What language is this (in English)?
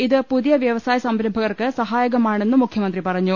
Malayalam